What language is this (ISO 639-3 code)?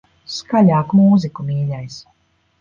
lav